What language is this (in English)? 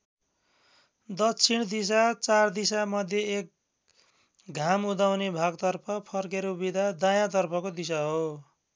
Nepali